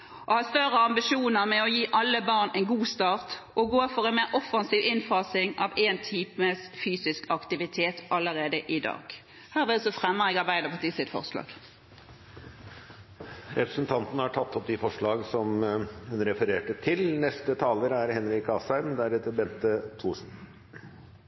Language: Norwegian Bokmål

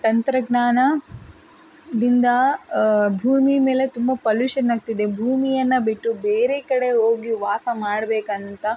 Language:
Kannada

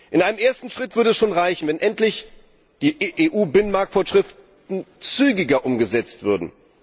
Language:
German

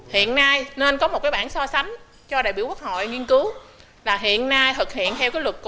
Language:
Vietnamese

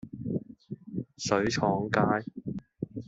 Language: Cantonese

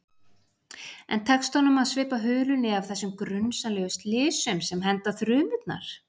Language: Icelandic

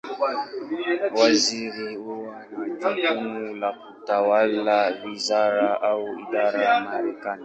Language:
Swahili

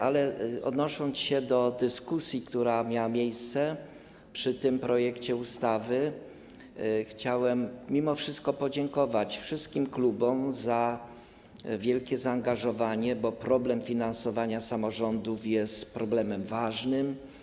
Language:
Polish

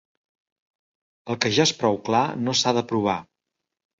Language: Catalan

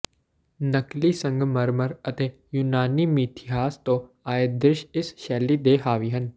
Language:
Punjabi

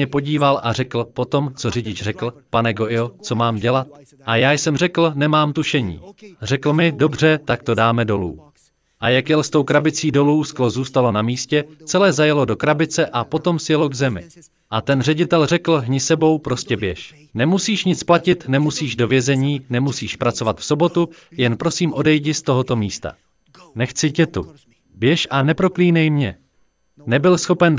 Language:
Czech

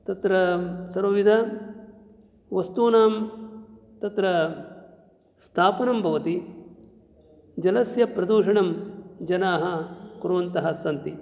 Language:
Sanskrit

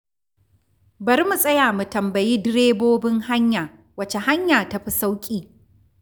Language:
Hausa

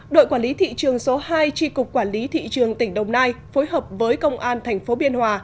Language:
Vietnamese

